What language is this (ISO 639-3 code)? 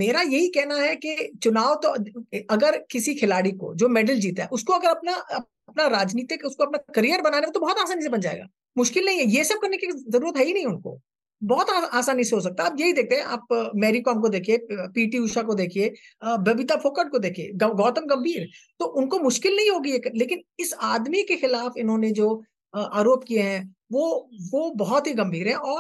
hin